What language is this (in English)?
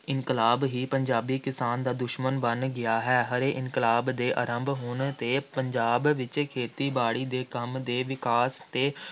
Punjabi